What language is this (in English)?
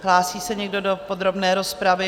Czech